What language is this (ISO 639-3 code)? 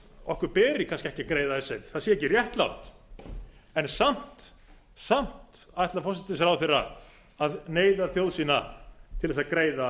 isl